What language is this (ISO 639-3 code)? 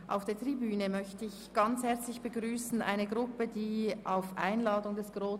gsw